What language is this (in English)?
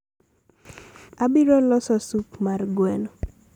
Luo (Kenya and Tanzania)